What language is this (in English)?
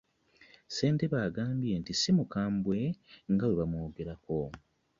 Ganda